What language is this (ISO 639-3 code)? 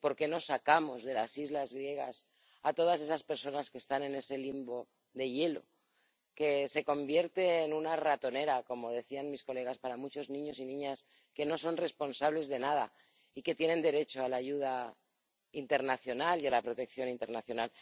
spa